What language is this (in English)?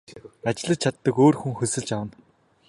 Mongolian